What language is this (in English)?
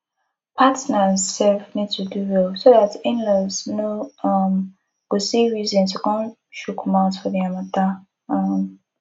Nigerian Pidgin